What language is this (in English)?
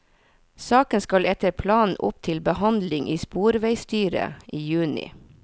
Norwegian